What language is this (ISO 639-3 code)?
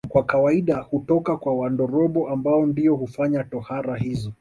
swa